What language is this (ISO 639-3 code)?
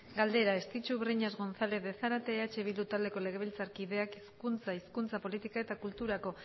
eus